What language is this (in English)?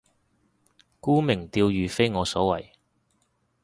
Cantonese